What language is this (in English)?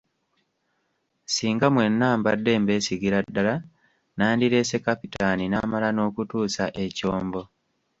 Ganda